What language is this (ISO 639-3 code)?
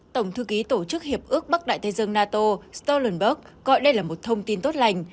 vie